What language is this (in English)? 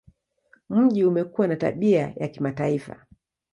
Swahili